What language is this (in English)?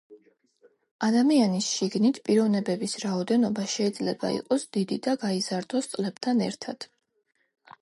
Georgian